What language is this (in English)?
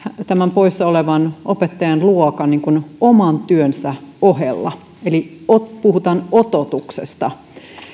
Finnish